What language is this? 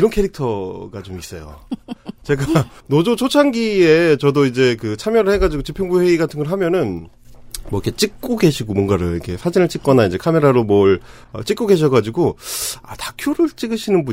Korean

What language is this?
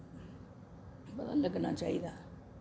Dogri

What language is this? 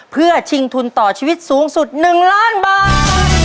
Thai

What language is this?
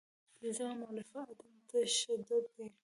Pashto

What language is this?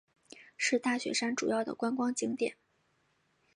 Chinese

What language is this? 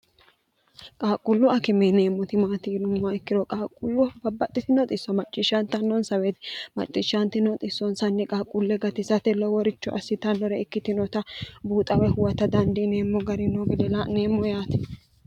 Sidamo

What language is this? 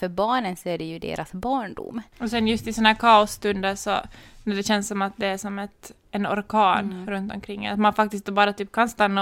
Swedish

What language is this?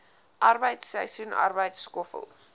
Afrikaans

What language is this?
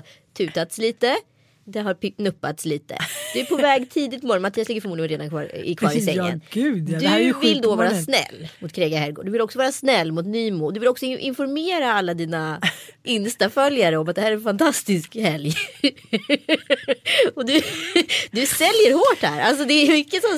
Swedish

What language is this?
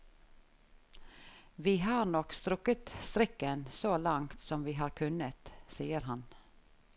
Norwegian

